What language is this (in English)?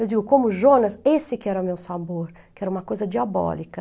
Portuguese